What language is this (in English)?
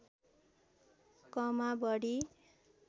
Nepali